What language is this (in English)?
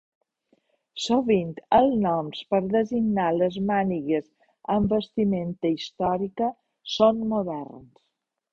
Catalan